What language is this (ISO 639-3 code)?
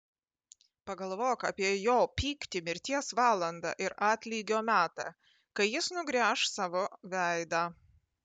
lit